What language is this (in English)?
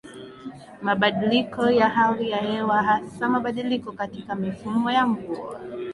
Swahili